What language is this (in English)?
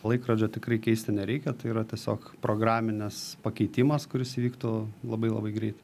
Lithuanian